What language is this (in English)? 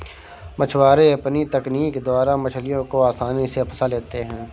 Hindi